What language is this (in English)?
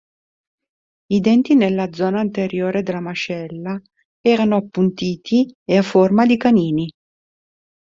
Italian